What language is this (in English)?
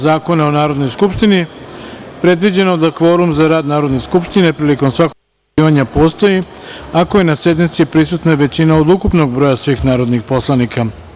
Serbian